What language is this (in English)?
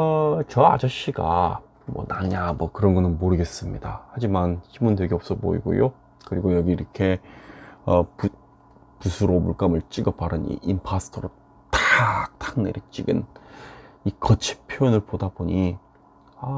Korean